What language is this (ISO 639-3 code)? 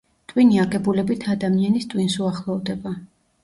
kat